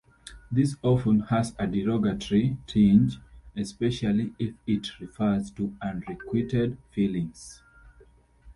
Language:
English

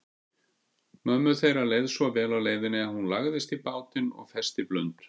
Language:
Icelandic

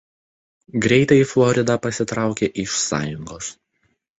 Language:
Lithuanian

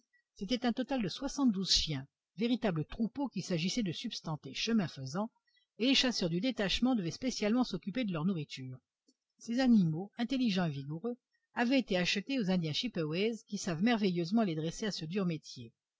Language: French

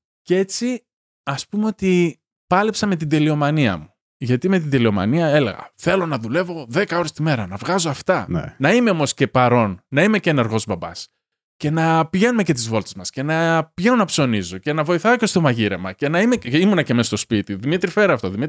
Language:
Greek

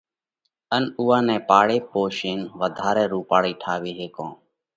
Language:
Parkari Koli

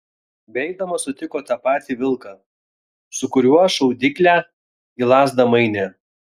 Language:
Lithuanian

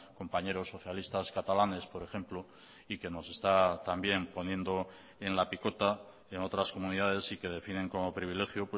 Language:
Spanish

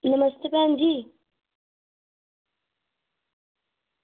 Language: Dogri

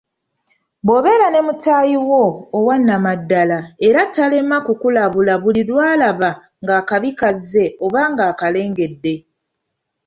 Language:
Ganda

